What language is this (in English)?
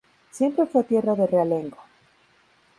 Spanish